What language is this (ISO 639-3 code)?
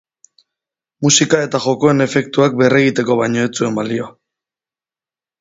eus